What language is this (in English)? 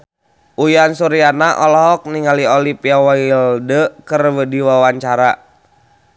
Sundanese